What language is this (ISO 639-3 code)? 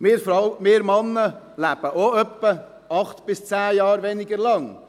gsw